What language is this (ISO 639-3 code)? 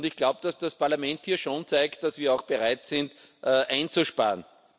deu